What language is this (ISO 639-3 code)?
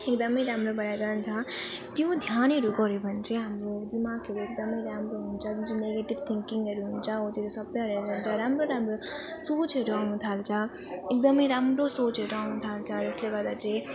nep